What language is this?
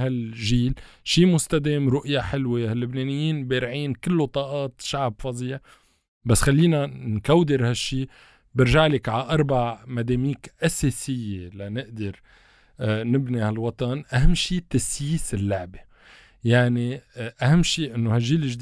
Arabic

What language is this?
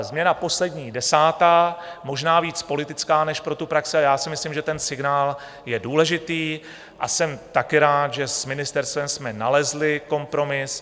Czech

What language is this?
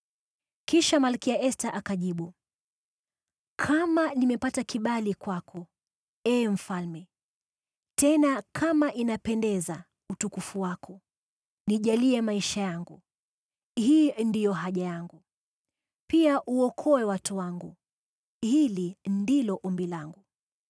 Swahili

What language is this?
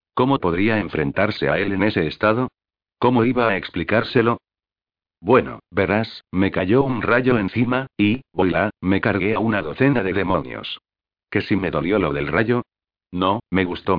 Spanish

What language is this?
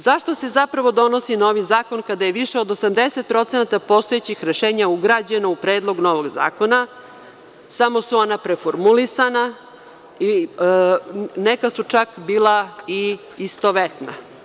Serbian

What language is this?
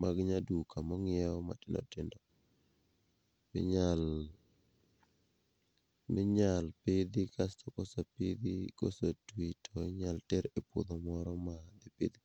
Luo (Kenya and Tanzania)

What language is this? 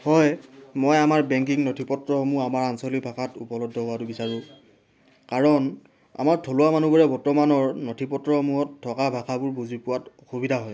Assamese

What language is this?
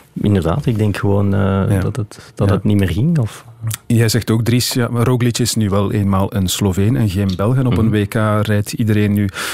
Dutch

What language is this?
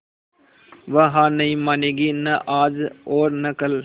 Hindi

